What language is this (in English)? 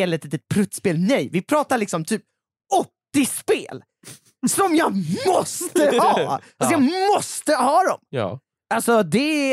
Swedish